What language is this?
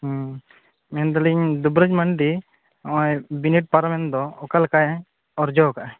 Santali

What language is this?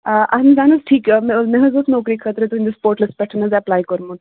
Kashmiri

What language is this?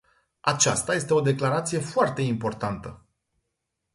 Romanian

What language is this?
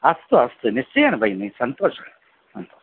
Sanskrit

